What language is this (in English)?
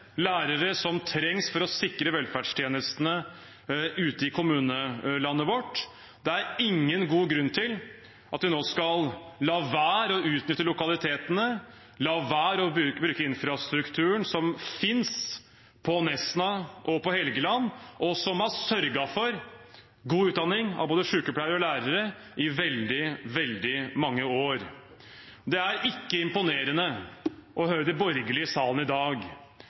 Norwegian Bokmål